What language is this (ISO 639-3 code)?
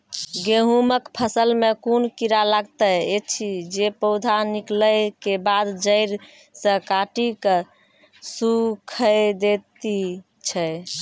mai